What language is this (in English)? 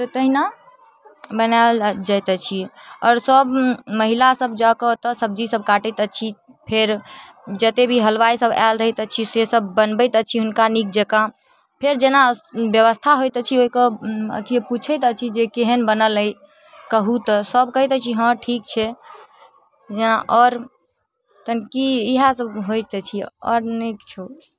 Maithili